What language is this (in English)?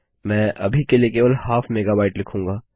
Hindi